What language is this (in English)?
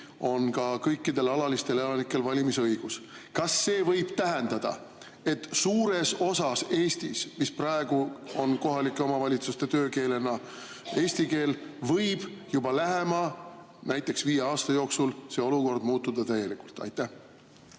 Estonian